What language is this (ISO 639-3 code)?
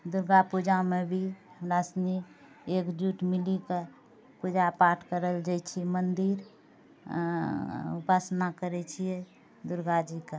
mai